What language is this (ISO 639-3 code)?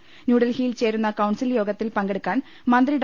mal